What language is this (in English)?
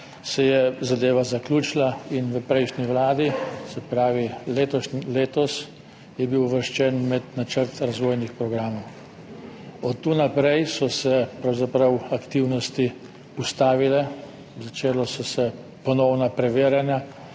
Slovenian